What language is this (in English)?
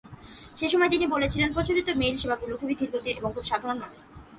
Bangla